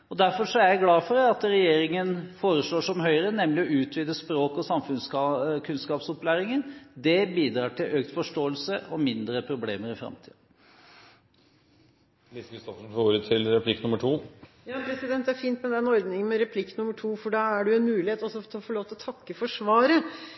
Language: Norwegian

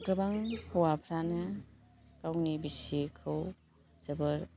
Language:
Bodo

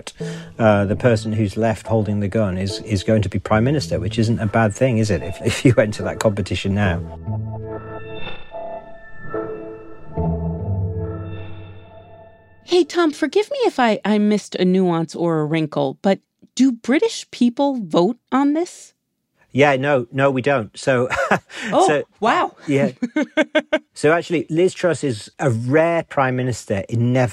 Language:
English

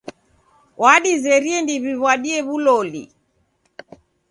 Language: Taita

